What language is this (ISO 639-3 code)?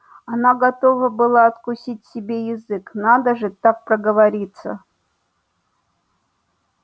rus